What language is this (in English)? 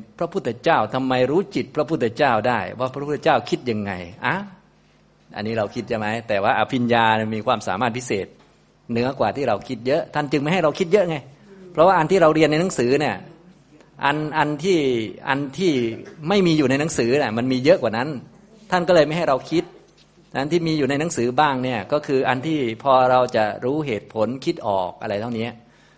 Thai